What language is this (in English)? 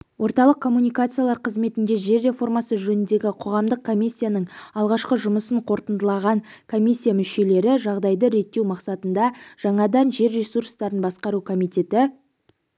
Kazakh